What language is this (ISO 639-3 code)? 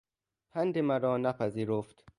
fas